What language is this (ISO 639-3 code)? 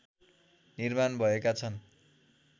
nep